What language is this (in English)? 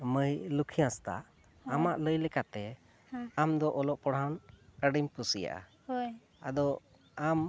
Santali